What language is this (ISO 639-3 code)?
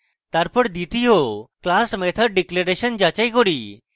ben